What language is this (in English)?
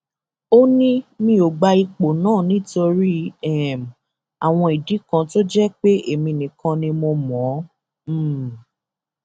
Yoruba